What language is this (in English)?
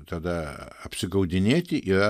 Lithuanian